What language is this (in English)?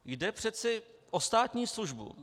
Czech